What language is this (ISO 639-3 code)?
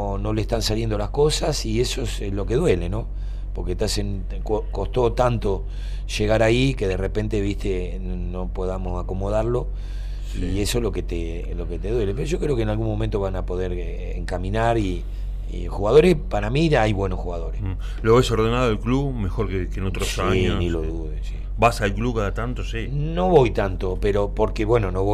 spa